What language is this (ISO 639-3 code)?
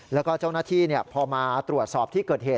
tha